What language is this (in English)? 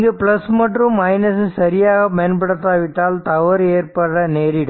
Tamil